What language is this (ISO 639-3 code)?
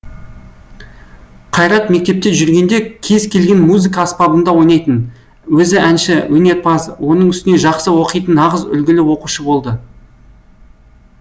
kaz